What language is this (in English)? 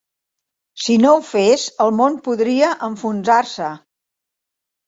Catalan